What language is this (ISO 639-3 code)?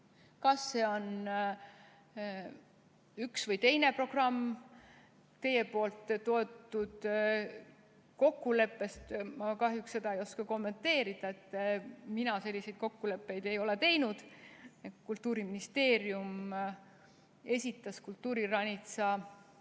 est